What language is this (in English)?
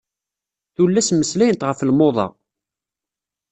Kabyle